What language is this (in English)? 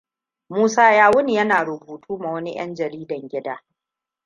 Hausa